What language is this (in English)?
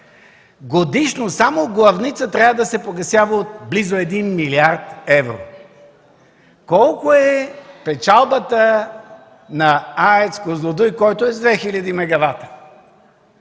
Bulgarian